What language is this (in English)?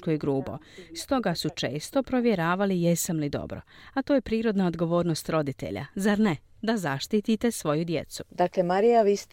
Croatian